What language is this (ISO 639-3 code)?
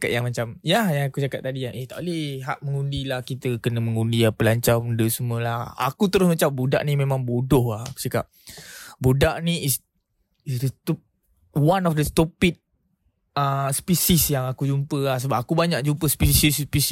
msa